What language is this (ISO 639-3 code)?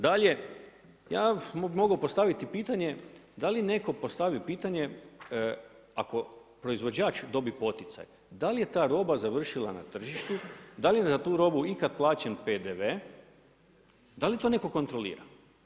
hrv